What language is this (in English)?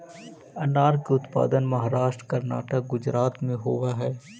Magahi